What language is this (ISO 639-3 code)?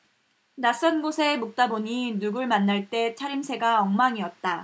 kor